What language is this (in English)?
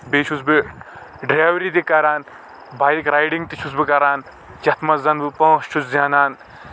Kashmiri